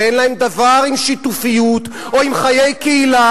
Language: Hebrew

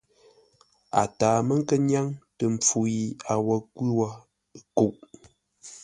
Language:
Ngombale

